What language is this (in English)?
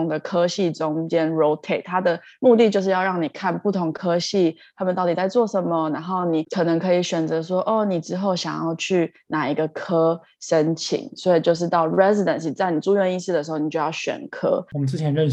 Chinese